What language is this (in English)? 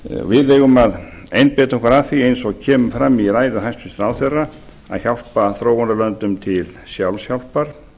Icelandic